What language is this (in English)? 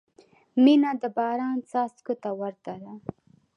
Pashto